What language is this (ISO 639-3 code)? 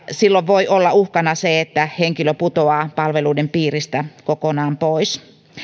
fin